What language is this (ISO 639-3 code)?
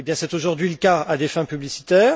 fra